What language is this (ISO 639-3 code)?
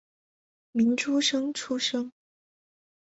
zho